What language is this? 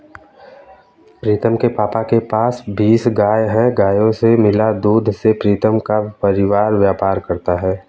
Hindi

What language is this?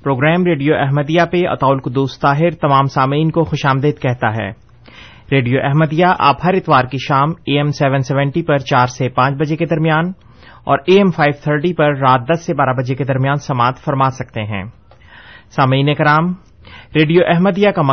Urdu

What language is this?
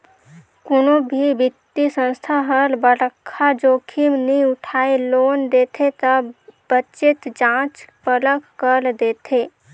Chhattisgarhi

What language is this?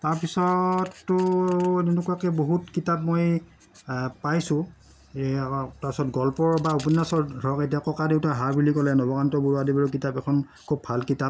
Assamese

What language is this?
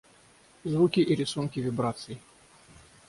Russian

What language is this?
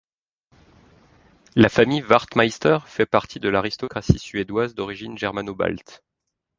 French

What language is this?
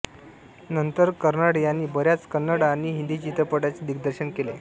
Marathi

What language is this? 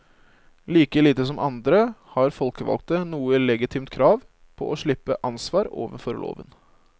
Norwegian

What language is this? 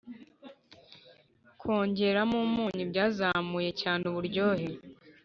Kinyarwanda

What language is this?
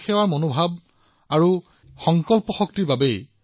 Assamese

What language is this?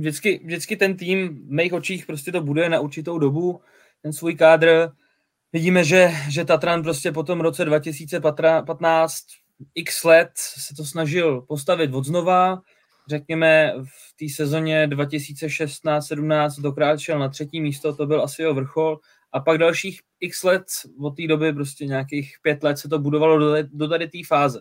Czech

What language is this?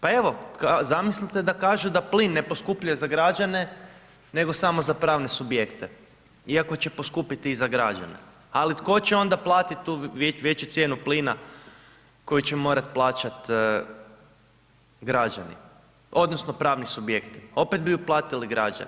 Croatian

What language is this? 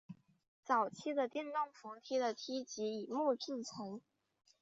Chinese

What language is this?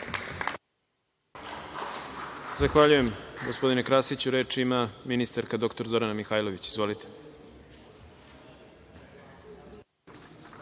Serbian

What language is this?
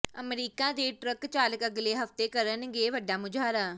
Punjabi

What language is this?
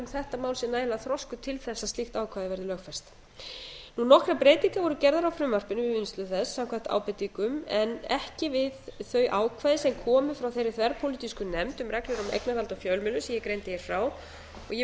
Icelandic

